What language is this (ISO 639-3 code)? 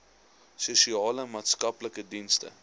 afr